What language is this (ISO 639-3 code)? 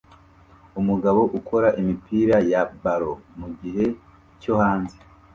kin